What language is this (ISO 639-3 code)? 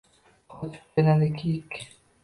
uzb